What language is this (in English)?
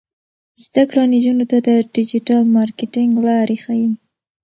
Pashto